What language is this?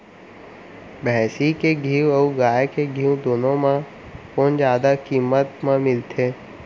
Chhattisgarhi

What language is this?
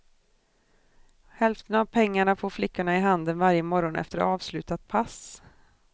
Swedish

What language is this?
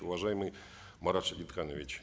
Kazakh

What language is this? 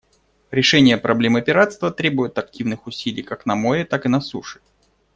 Russian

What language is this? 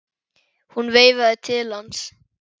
Icelandic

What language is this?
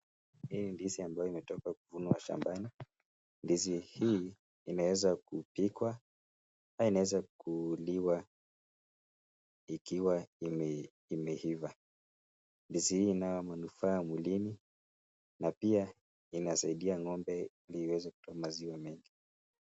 Swahili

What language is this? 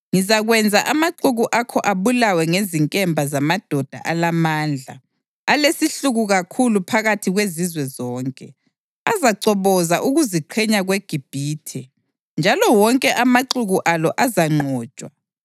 North Ndebele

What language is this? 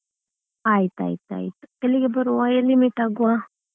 Kannada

